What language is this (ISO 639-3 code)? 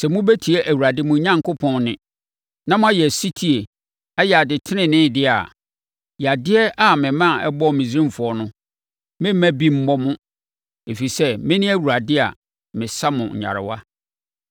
aka